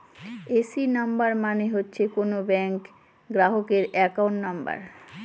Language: Bangla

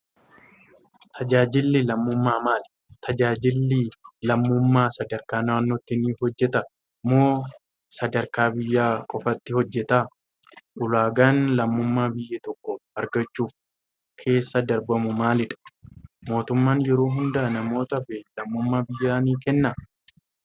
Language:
Oromo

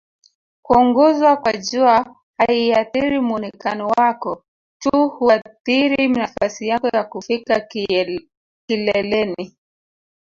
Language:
Swahili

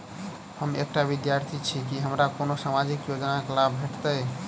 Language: Maithili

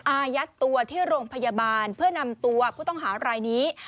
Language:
Thai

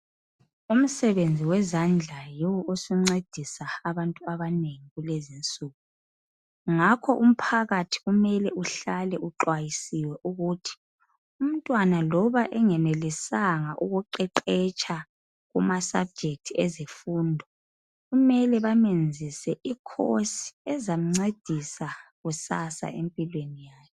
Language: North Ndebele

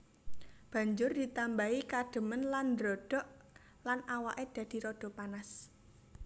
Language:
Javanese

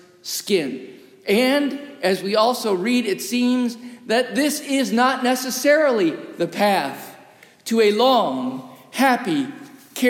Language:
English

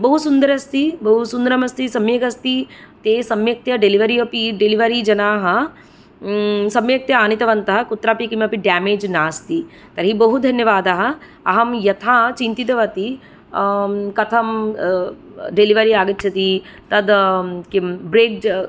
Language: Sanskrit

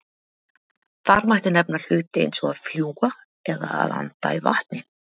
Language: Icelandic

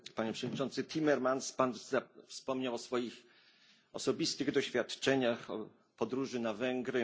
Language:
Polish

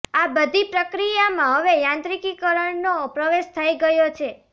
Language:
Gujarati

